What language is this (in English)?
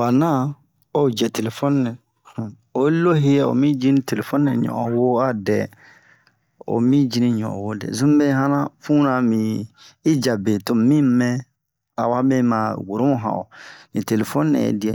Bomu